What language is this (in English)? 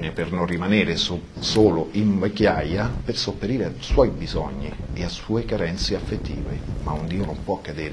Italian